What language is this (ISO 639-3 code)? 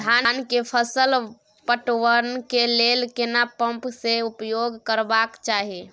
mai